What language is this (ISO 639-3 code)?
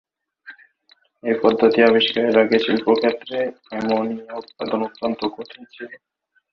ben